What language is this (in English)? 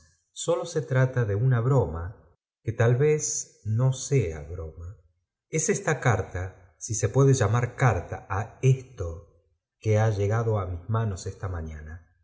Spanish